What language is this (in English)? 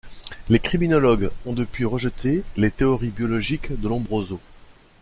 French